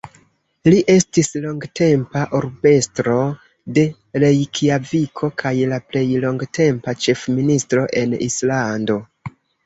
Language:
Esperanto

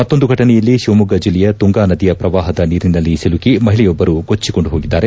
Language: Kannada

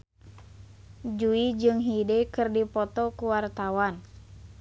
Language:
Sundanese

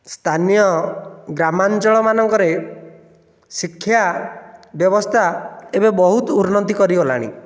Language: Odia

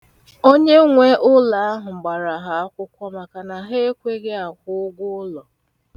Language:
Igbo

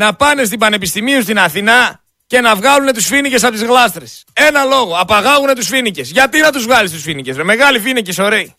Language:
Greek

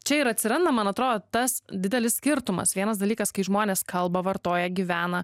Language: Lithuanian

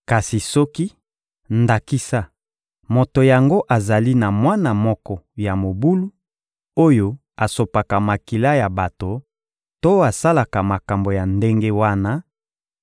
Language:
Lingala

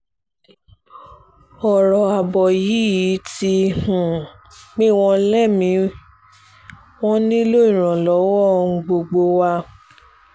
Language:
Yoruba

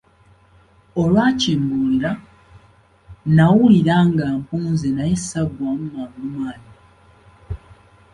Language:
Ganda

